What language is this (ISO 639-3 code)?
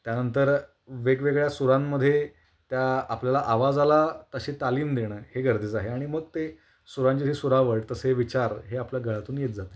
mar